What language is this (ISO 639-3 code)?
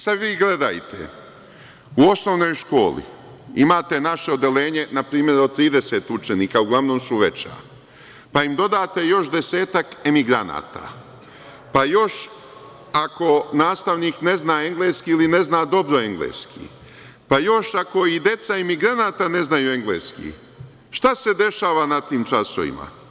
srp